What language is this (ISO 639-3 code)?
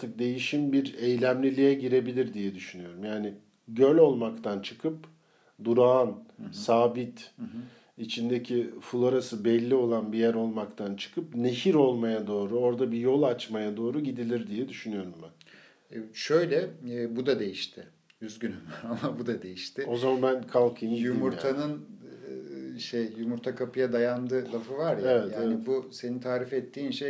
tur